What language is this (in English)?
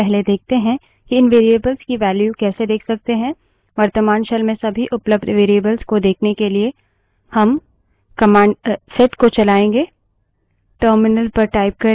Hindi